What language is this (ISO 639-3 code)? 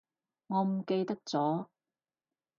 yue